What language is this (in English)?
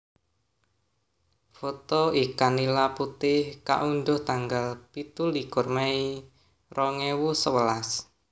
Javanese